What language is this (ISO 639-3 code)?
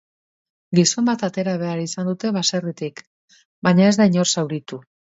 eus